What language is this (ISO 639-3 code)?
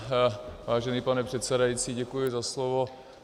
ces